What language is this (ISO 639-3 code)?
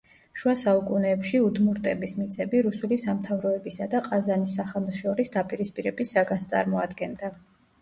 kat